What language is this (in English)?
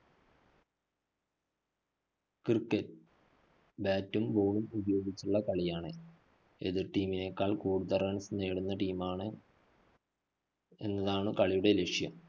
Malayalam